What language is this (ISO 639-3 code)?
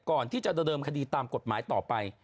tha